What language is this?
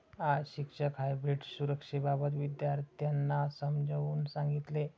Marathi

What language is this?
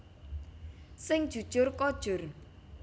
Javanese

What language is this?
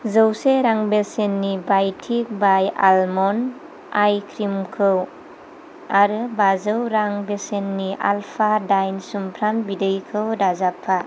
Bodo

